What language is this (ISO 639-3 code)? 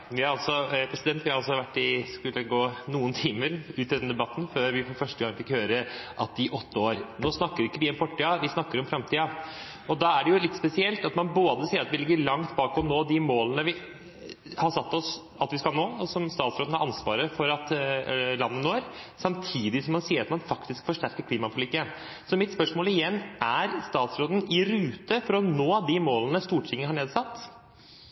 nob